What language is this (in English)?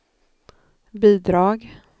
Swedish